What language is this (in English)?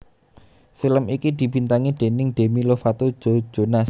Javanese